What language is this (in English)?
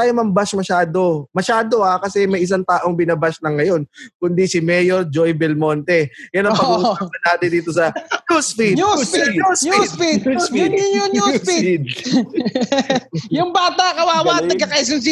Filipino